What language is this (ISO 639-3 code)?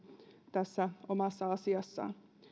fin